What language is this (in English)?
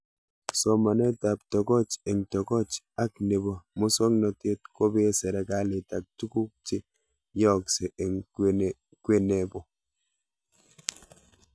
Kalenjin